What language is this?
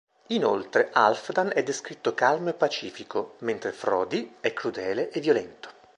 Italian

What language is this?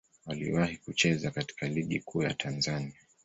Swahili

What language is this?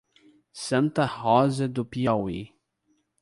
Portuguese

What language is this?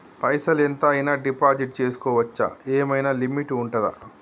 Telugu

